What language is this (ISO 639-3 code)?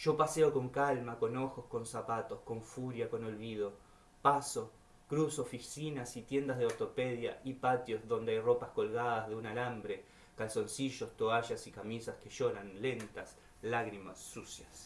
spa